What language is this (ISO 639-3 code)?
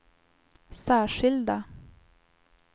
swe